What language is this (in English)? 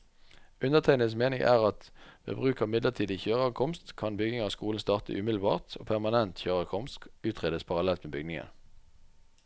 Norwegian